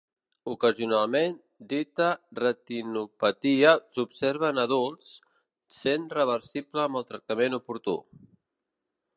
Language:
Catalan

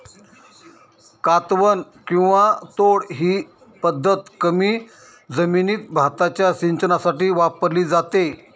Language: Marathi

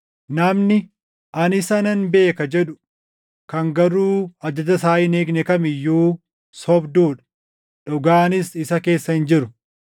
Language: Oromo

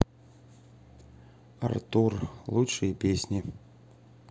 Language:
Russian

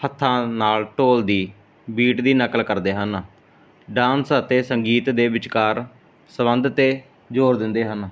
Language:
Punjabi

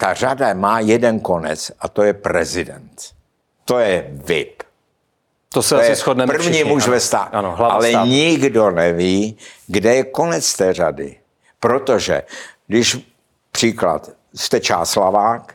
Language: Czech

